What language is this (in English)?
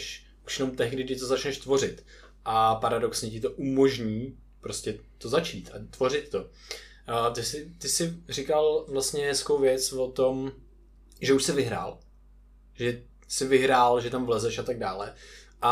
Czech